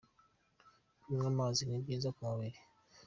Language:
Kinyarwanda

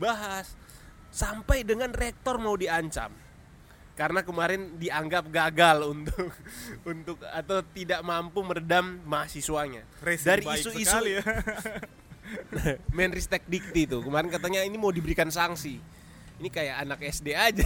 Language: Indonesian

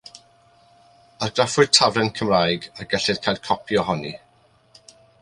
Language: Welsh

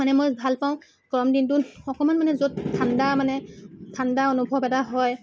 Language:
Assamese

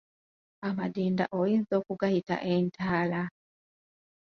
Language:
Ganda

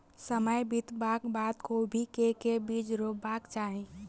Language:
Maithili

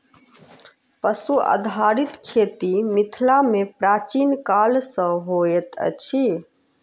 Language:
Maithili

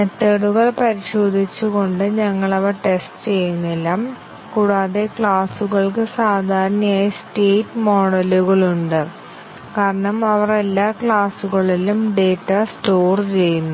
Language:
Malayalam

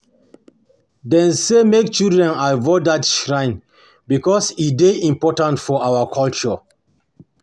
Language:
Nigerian Pidgin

